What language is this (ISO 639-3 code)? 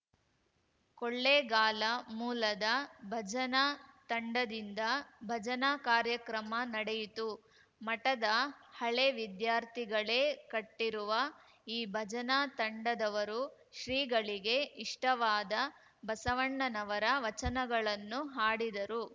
kan